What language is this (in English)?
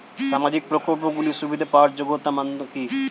Bangla